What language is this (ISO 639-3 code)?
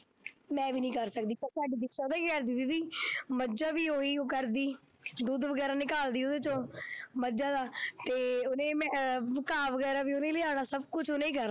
pan